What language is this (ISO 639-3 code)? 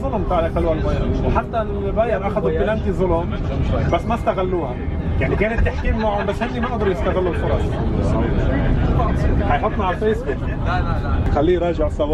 ara